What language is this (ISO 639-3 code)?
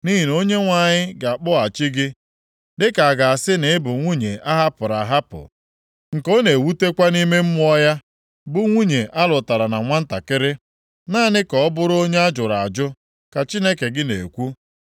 ibo